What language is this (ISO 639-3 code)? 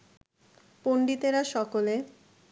ben